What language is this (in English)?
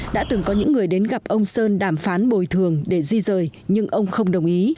Vietnamese